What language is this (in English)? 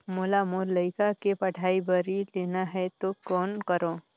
Chhattisgarhi